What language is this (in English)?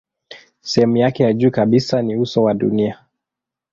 Swahili